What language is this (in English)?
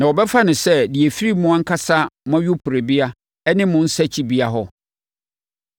Akan